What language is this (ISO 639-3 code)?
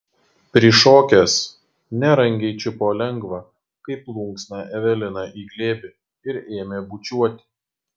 lit